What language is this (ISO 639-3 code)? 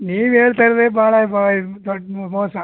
kan